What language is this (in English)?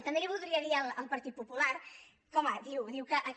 Catalan